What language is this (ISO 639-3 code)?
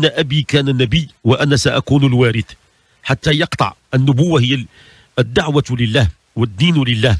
ara